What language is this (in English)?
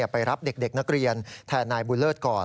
Thai